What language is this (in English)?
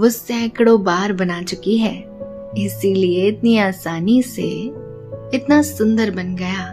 Hindi